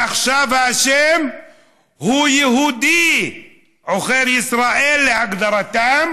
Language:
Hebrew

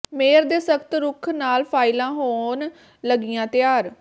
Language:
Punjabi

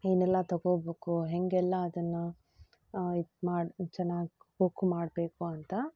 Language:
Kannada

